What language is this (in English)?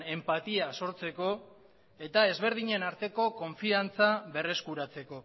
Basque